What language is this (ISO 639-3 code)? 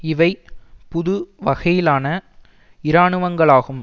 tam